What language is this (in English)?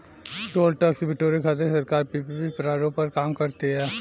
Bhojpuri